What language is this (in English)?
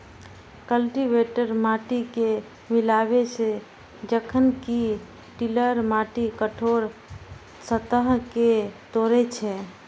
Maithili